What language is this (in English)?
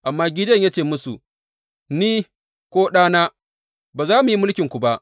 Hausa